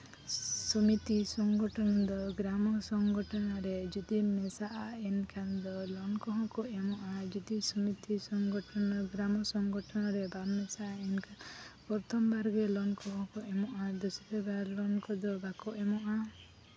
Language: Santali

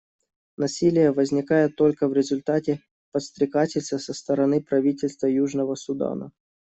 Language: Russian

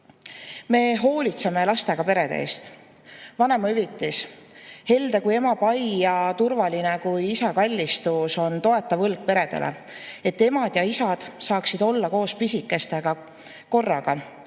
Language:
Estonian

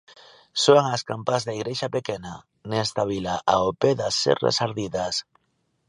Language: Galician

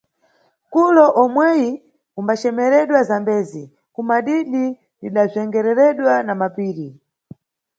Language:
Nyungwe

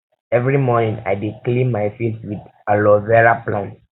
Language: Nigerian Pidgin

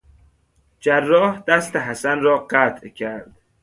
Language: Persian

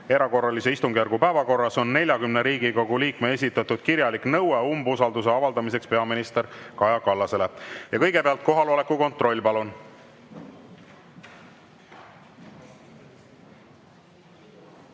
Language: Estonian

